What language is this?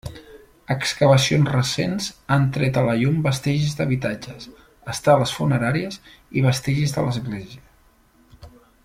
Catalan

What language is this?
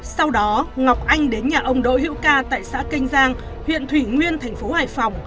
Vietnamese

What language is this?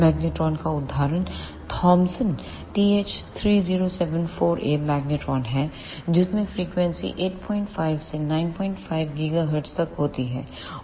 Hindi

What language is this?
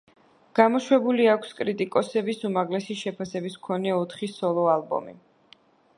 Georgian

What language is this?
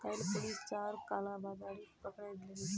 Magahi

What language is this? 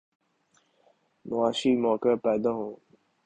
Urdu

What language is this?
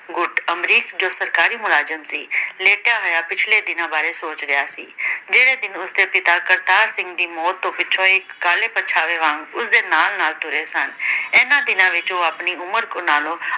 Punjabi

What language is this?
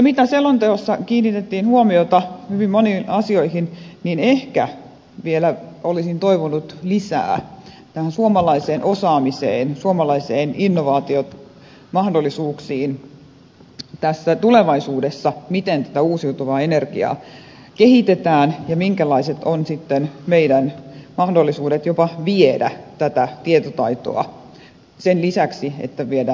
Finnish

